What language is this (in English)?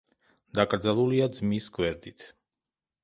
Georgian